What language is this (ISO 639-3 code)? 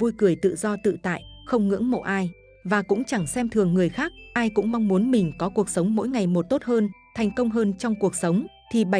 vie